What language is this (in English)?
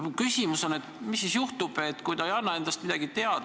Estonian